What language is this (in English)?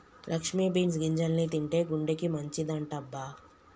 Telugu